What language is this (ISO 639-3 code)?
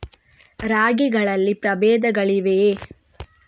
kan